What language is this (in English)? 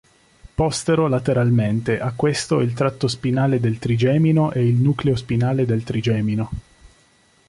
Italian